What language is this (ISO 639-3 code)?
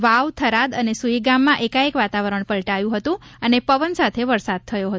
guj